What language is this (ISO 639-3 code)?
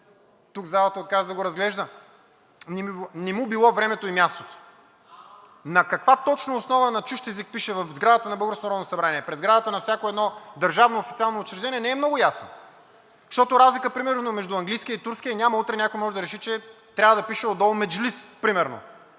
bul